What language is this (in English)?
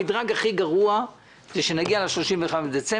Hebrew